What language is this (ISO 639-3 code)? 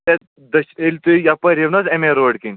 kas